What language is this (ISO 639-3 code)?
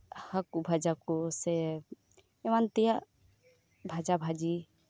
sat